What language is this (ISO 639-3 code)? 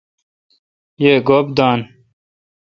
xka